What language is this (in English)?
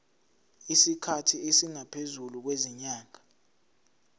Zulu